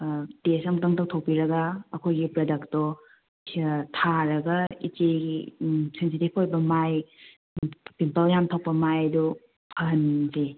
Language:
Manipuri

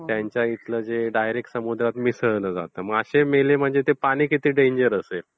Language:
Marathi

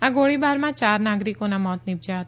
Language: Gujarati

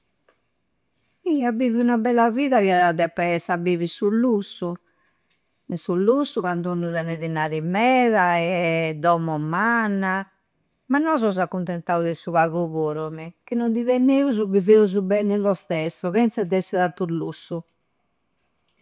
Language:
Campidanese Sardinian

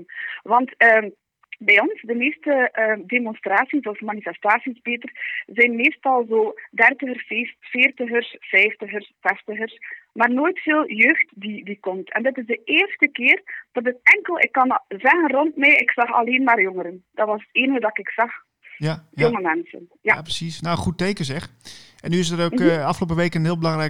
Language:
Dutch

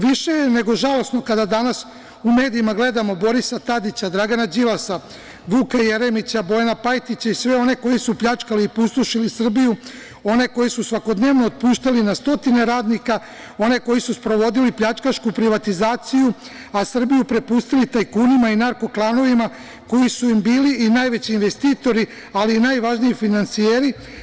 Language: Serbian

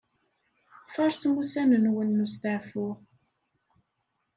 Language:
Kabyle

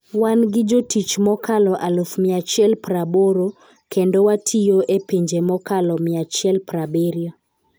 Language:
Luo (Kenya and Tanzania)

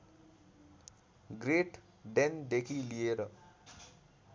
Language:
Nepali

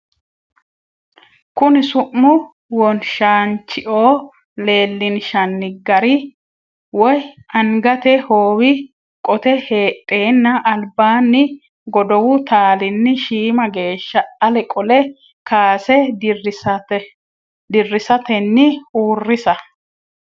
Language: Sidamo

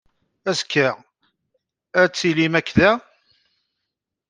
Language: Kabyle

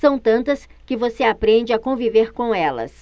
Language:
Portuguese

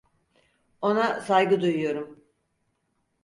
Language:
Turkish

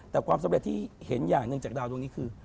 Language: Thai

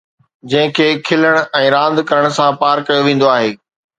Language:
Sindhi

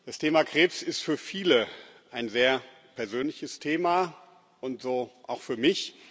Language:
German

